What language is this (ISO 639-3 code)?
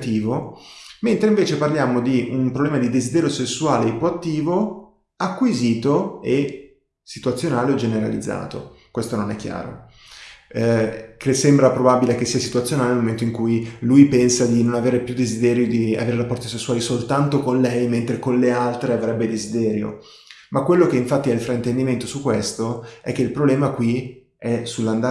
ita